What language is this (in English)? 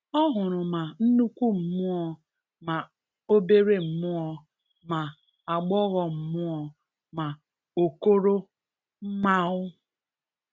Igbo